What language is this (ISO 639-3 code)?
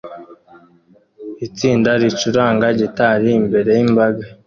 kin